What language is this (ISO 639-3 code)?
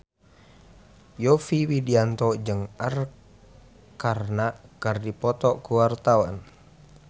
sun